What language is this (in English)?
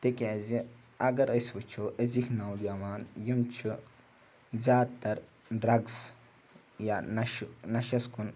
Kashmiri